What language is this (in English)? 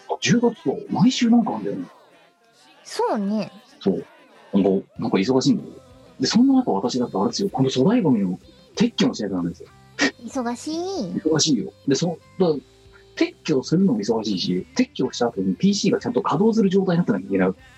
Japanese